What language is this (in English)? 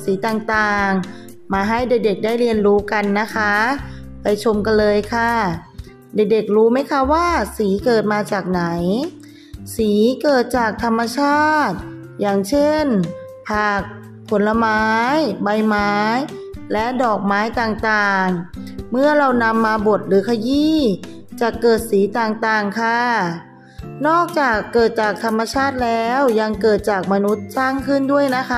Thai